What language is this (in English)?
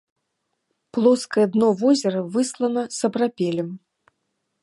Belarusian